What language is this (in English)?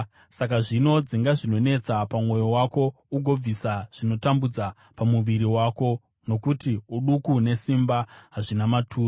Shona